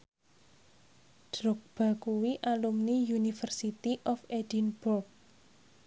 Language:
Javanese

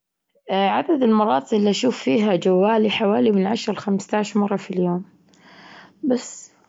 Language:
Gulf Arabic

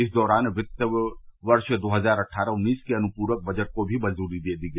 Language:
Hindi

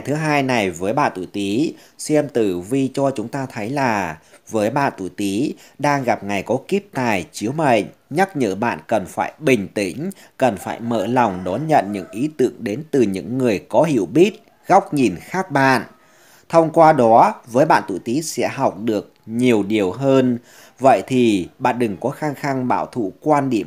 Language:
Vietnamese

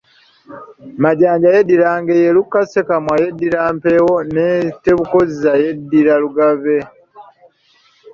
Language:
Ganda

